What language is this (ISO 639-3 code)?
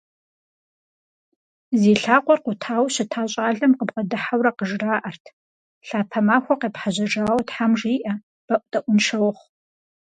kbd